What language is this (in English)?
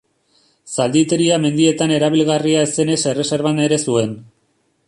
Basque